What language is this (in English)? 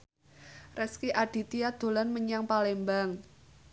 Javanese